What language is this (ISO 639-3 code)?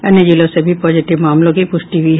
hin